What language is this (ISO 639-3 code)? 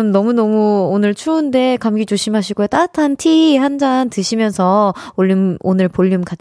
kor